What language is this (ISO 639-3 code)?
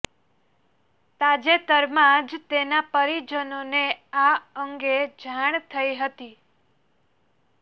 guj